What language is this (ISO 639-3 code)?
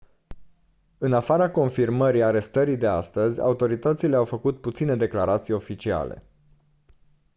ron